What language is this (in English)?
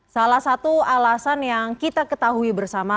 Indonesian